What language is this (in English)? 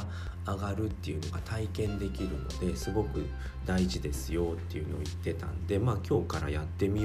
Japanese